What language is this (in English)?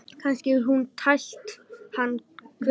Icelandic